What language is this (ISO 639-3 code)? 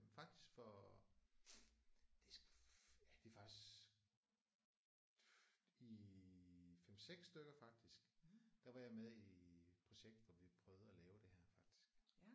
dan